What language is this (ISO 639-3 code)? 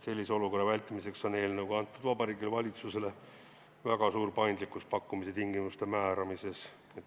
est